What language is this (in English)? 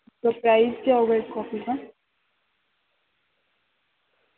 Urdu